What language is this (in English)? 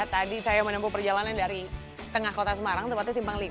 Indonesian